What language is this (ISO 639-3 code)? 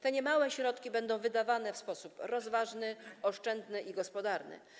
pol